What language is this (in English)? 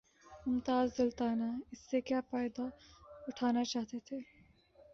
Urdu